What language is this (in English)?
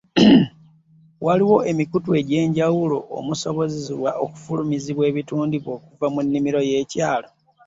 Ganda